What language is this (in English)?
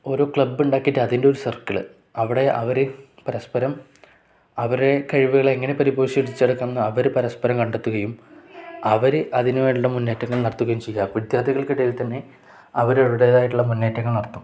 Malayalam